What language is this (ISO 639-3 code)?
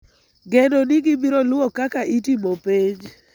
luo